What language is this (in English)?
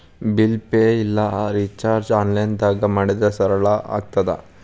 Kannada